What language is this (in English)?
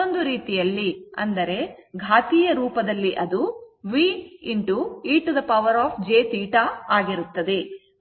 Kannada